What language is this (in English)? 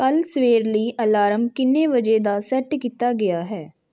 Punjabi